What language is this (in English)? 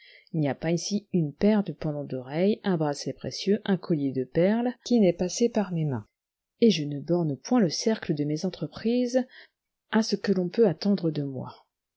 French